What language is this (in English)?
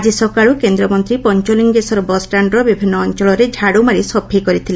Odia